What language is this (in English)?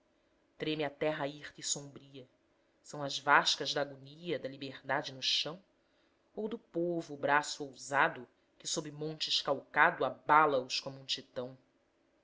Portuguese